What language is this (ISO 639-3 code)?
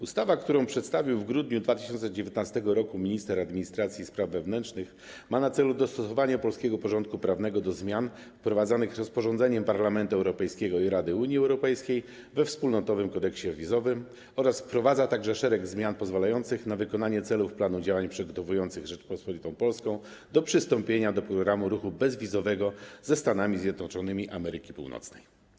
pol